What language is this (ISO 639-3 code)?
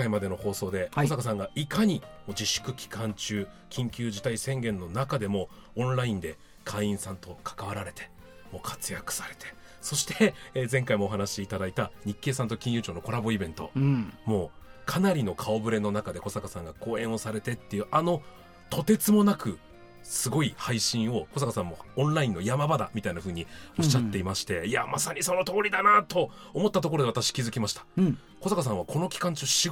jpn